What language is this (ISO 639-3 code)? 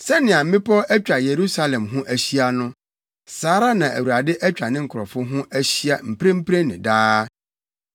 aka